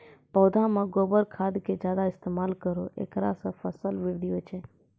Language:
Maithili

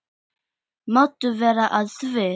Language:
Icelandic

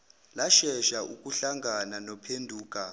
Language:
Zulu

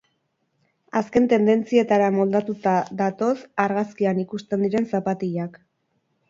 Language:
Basque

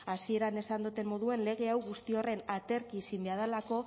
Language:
Basque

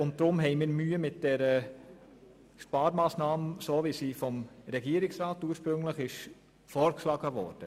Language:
Swiss German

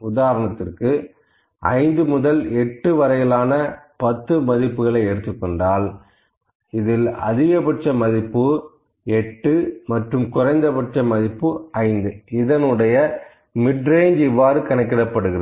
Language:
Tamil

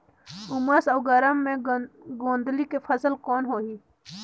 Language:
Chhattisgarhi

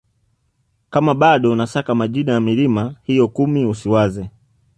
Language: Swahili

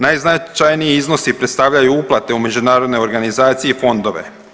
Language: Croatian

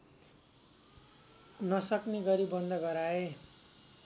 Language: Nepali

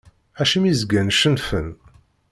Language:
Kabyle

